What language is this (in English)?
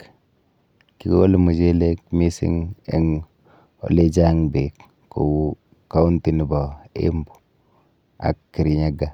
Kalenjin